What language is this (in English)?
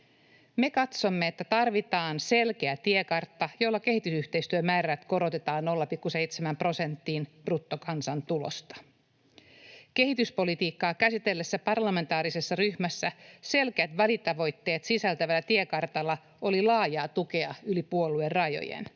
Finnish